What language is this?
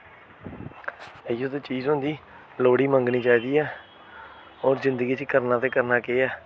Dogri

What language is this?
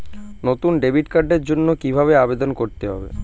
Bangla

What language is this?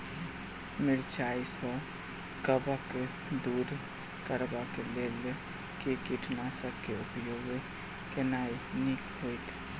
Maithili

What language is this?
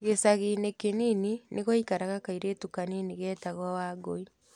Kikuyu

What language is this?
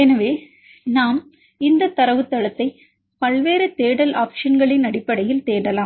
Tamil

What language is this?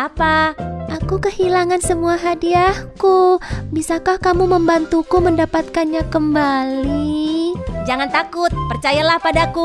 Indonesian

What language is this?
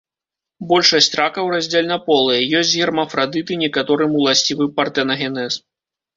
Belarusian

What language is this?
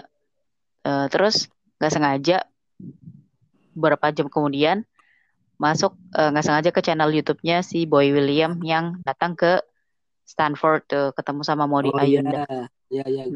Indonesian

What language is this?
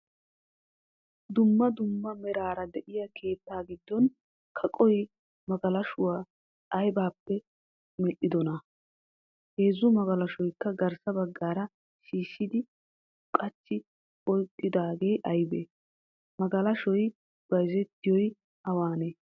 Wolaytta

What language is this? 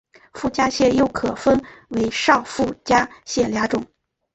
Chinese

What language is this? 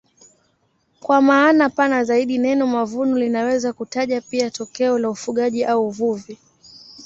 Swahili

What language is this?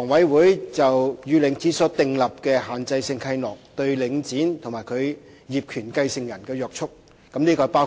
Cantonese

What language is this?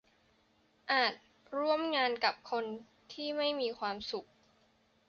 Thai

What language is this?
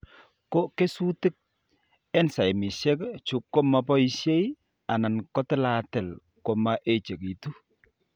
Kalenjin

